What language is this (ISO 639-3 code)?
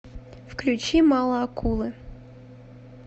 rus